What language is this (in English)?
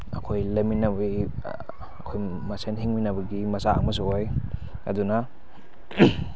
Manipuri